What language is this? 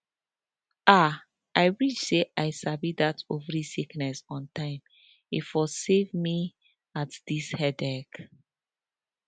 Nigerian Pidgin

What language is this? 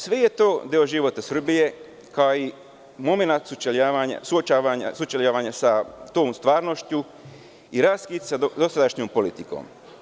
Serbian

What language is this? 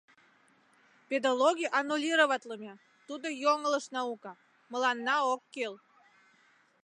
Mari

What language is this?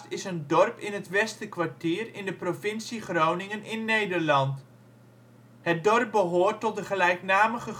Dutch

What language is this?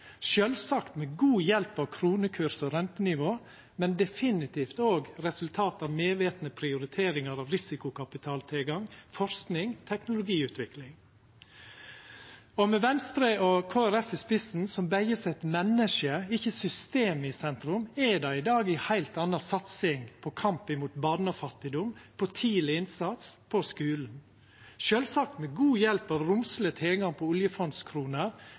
Norwegian Nynorsk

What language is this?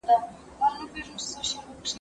Pashto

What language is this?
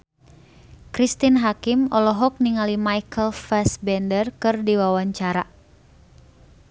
Sundanese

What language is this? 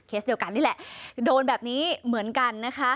Thai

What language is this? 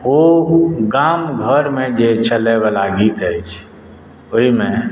Maithili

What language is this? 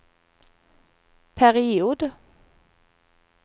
Swedish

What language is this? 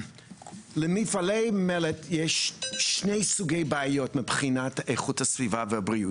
Hebrew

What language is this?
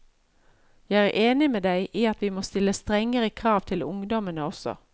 Norwegian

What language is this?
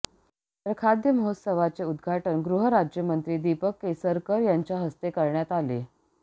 Marathi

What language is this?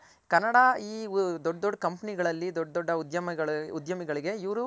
Kannada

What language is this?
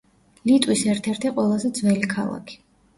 Georgian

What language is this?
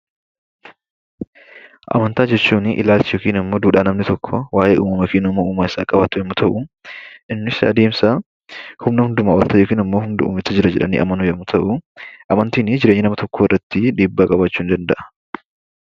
Oromo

